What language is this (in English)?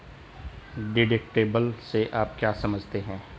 Hindi